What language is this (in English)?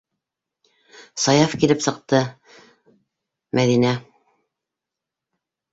Bashkir